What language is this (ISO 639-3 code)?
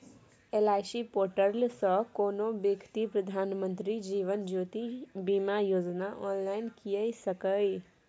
mai